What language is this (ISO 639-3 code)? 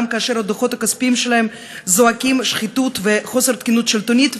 heb